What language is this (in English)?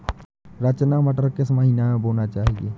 Hindi